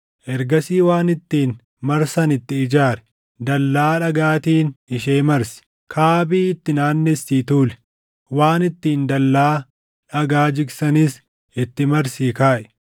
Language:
Oromo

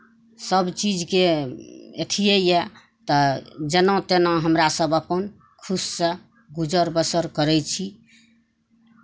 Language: Maithili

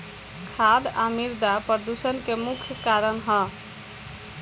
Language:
Bhojpuri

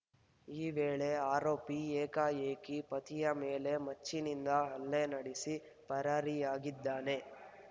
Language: Kannada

